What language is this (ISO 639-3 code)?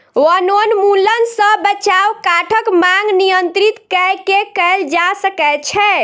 mai